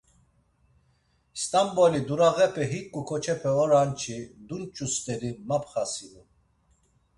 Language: Laz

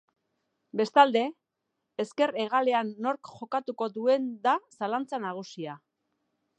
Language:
Basque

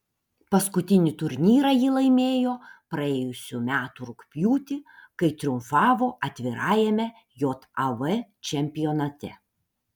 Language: Lithuanian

